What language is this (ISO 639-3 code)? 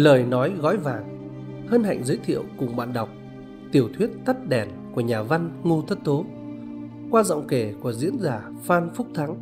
vie